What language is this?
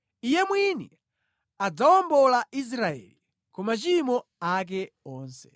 Nyanja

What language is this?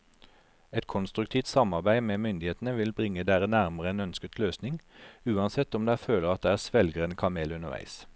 Norwegian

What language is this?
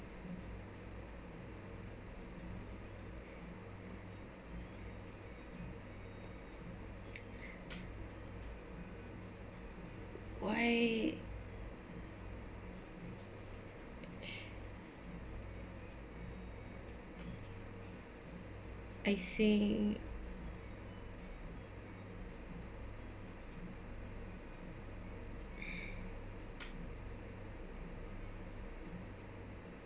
English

